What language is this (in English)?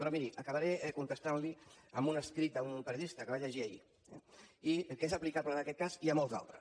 Catalan